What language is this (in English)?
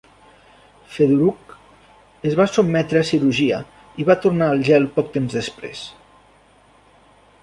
Catalan